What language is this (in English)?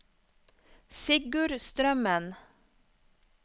Norwegian